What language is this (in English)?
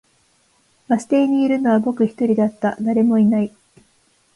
Japanese